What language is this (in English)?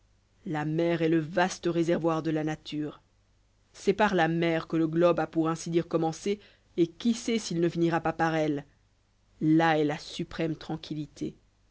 French